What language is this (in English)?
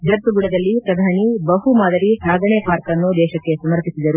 Kannada